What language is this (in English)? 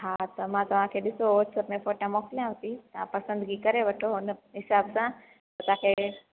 Sindhi